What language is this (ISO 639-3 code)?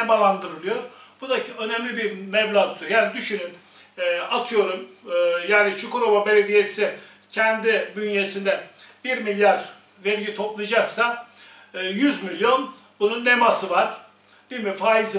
tur